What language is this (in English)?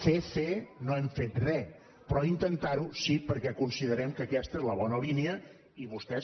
Catalan